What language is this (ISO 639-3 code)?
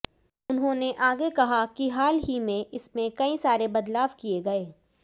hin